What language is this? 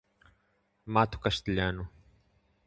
Portuguese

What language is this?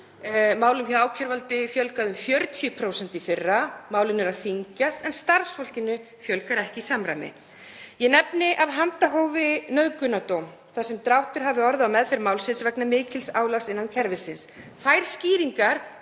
Icelandic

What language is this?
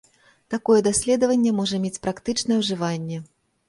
Belarusian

